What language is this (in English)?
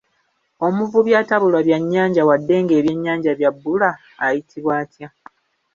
Ganda